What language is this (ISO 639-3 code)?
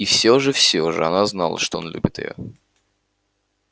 rus